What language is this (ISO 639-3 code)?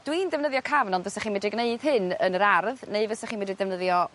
cym